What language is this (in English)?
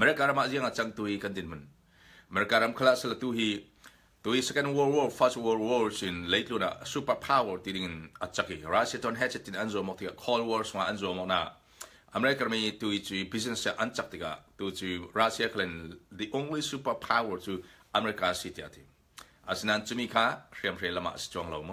Indonesian